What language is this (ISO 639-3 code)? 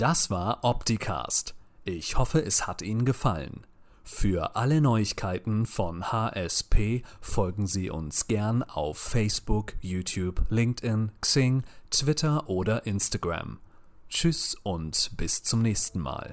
deu